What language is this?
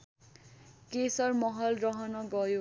Nepali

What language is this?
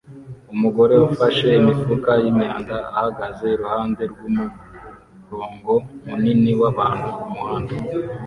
Kinyarwanda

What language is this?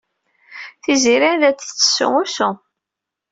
Kabyle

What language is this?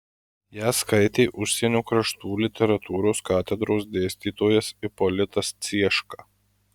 Lithuanian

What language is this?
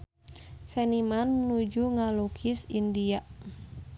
Sundanese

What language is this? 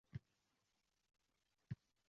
Uzbek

